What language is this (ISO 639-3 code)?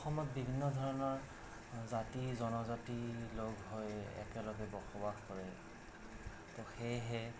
asm